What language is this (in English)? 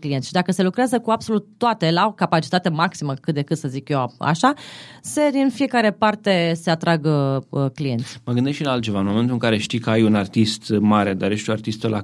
Romanian